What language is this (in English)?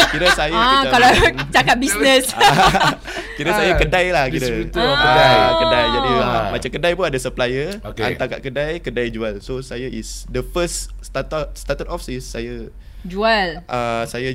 Malay